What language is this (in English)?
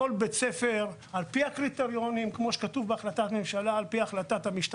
Hebrew